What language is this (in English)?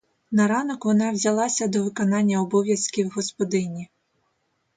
Ukrainian